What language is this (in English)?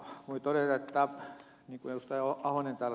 Finnish